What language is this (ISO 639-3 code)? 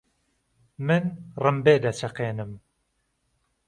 ckb